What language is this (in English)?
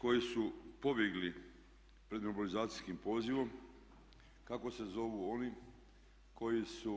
Croatian